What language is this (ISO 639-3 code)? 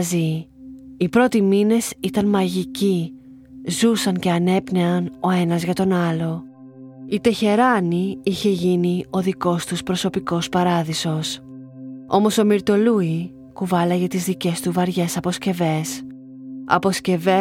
ell